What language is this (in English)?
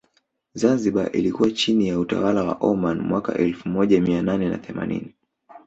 Swahili